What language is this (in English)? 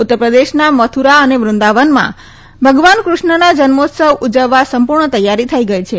Gujarati